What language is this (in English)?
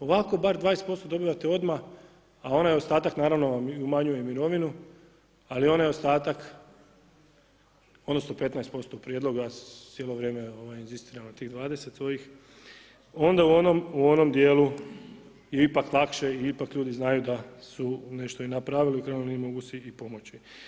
Croatian